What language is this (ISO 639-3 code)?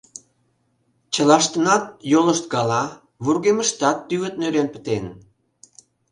chm